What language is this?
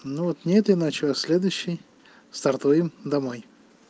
Russian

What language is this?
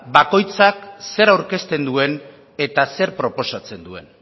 Basque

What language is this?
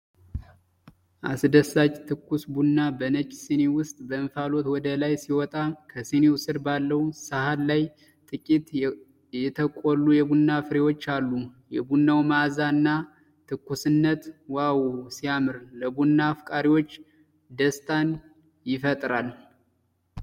Amharic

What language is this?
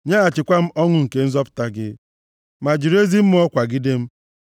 Igbo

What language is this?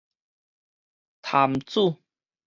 Min Nan Chinese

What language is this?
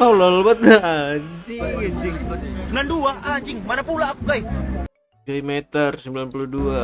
Indonesian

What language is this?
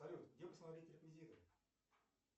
Russian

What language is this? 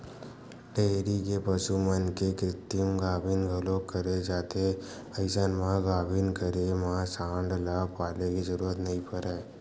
Chhattisgarhi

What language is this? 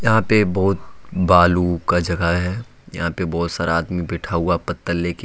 Hindi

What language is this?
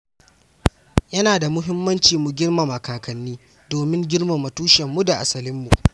Hausa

